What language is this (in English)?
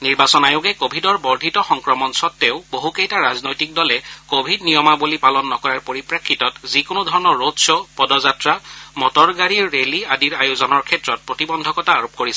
Assamese